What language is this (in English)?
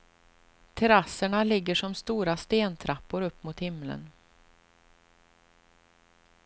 Swedish